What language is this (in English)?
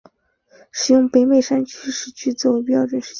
Chinese